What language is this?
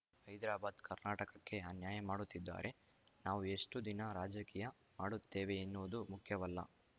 Kannada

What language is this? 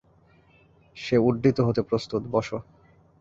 Bangla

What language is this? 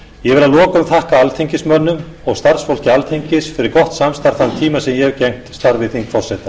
Icelandic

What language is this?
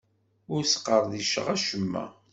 Kabyle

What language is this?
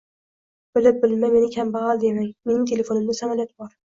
Uzbek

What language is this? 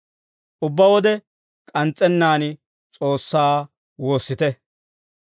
Dawro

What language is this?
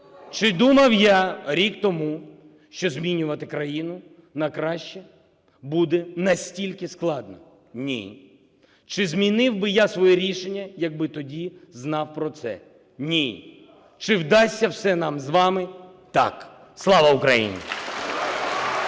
Ukrainian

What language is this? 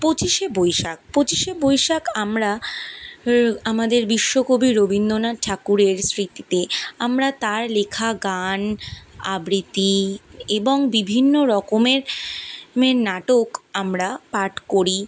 Bangla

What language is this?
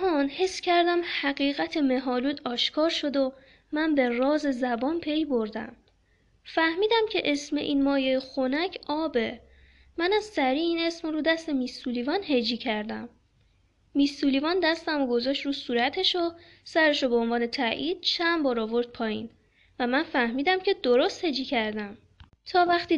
Persian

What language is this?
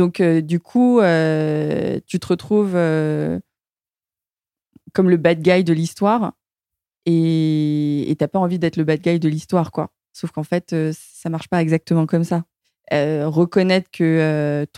French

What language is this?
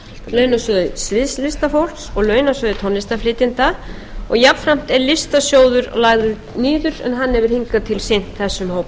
Icelandic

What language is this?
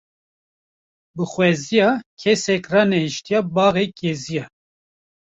Kurdish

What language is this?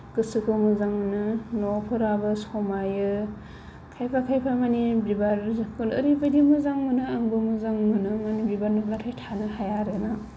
Bodo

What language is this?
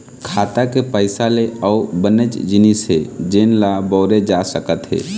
Chhattisgarhi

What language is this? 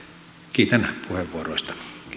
Finnish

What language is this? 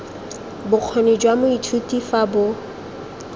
Tswana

